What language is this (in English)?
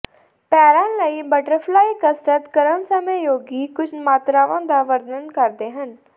Punjabi